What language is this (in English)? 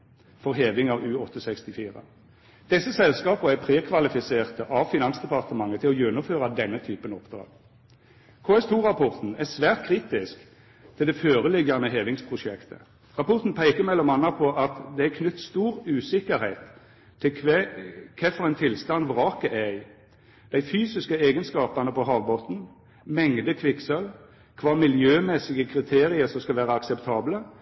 Norwegian Nynorsk